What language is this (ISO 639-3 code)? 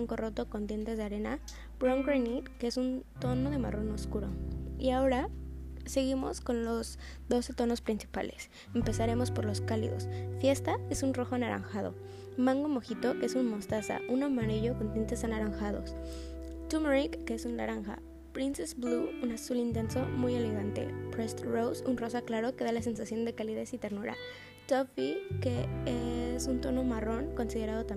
spa